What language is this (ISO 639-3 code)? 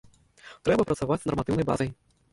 bel